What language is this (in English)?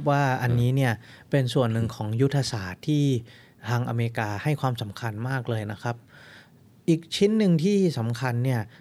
Thai